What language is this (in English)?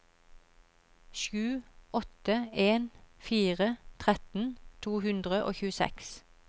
Norwegian